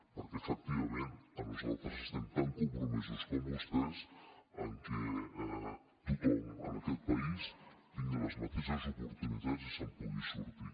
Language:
Catalan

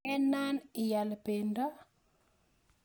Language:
Kalenjin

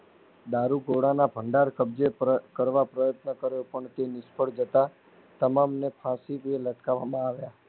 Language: Gujarati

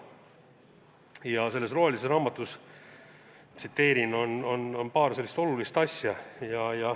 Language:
Estonian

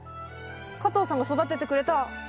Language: Japanese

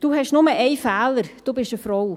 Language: Swiss German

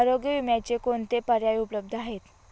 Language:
Marathi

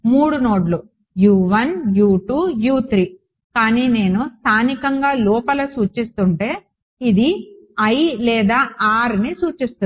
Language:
Telugu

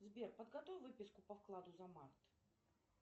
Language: Russian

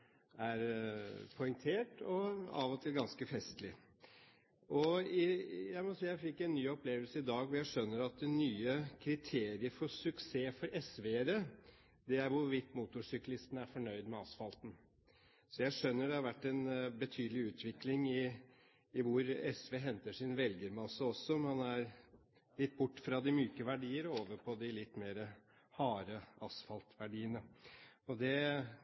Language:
Norwegian Bokmål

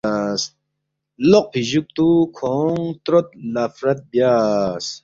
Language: Balti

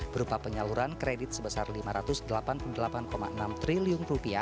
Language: Indonesian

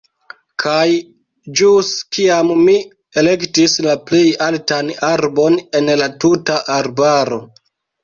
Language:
Esperanto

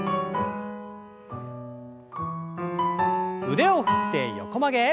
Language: Japanese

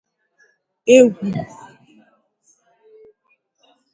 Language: Igbo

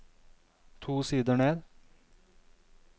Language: Norwegian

